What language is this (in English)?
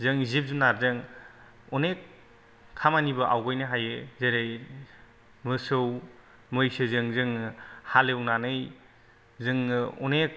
Bodo